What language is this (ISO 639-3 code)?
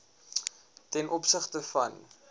afr